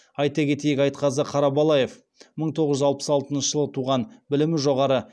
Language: Kazakh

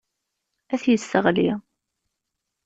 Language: Kabyle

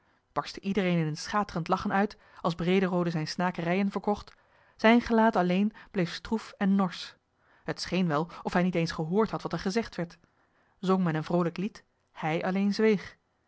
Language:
Dutch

